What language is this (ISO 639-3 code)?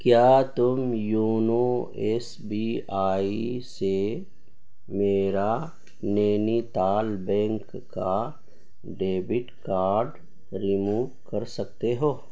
urd